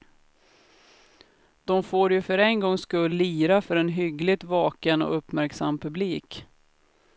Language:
Swedish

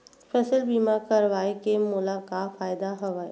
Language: Chhattisgarhi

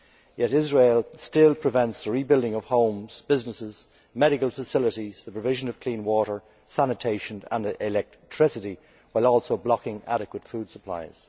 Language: English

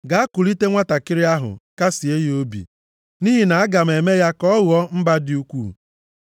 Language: Igbo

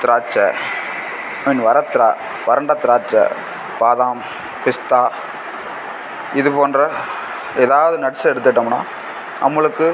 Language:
Tamil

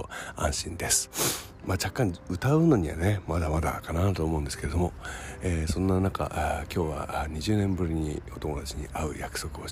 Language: Japanese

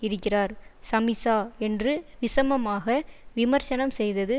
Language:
Tamil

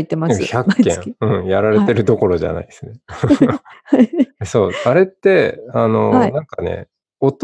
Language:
Japanese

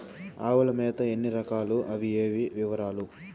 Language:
Telugu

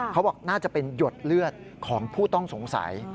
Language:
Thai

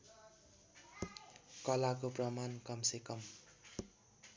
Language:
Nepali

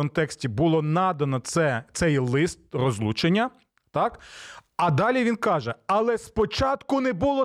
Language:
Ukrainian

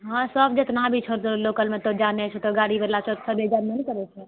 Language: Maithili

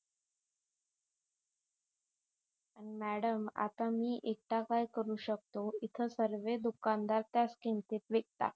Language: Marathi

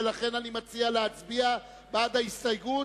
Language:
Hebrew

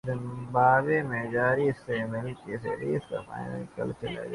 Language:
Urdu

